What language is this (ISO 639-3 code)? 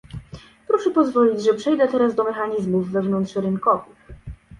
pol